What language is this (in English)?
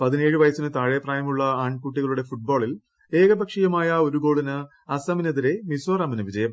Malayalam